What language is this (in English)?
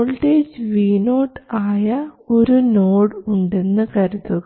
Malayalam